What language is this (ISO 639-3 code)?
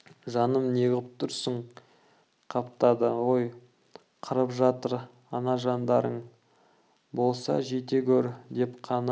kaz